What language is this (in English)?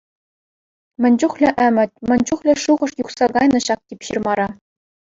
Chuvash